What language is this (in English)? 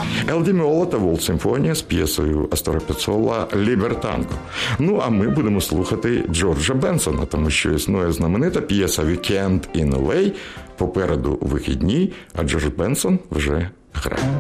Ukrainian